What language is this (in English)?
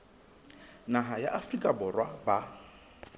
Southern Sotho